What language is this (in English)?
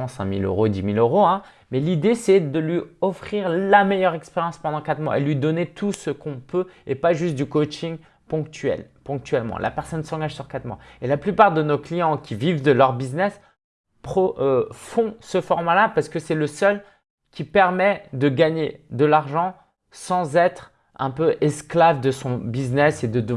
French